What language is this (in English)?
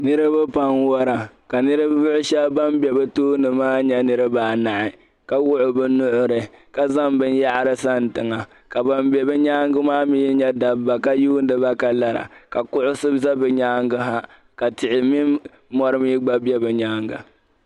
Dagbani